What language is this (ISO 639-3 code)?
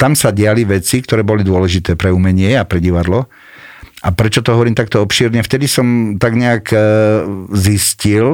slk